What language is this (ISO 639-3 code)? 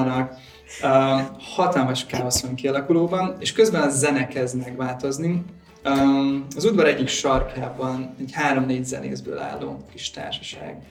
hun